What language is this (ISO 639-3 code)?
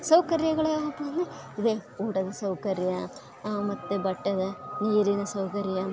kan